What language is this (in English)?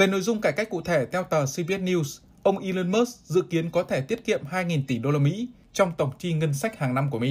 Vietnamese